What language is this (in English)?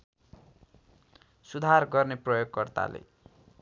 Nepali